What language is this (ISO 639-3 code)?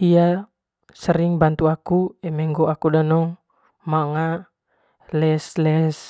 mqy